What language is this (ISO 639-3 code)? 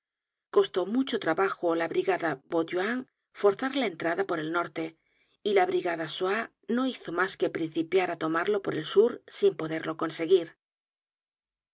spa